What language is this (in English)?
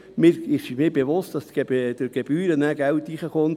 Swiss German